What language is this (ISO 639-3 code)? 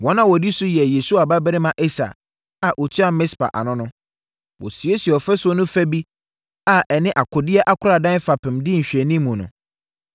aka